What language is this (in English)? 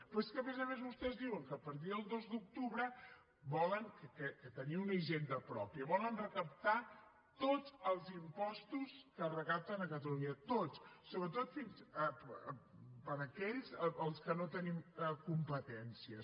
Catalan